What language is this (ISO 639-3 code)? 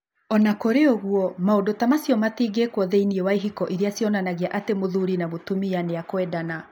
kik